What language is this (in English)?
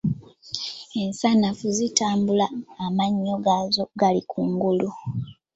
Ganda